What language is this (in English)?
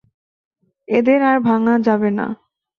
Bangla